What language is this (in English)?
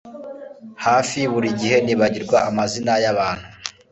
Kinyarwanda